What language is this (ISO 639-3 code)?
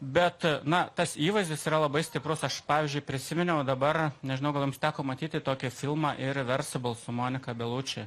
lit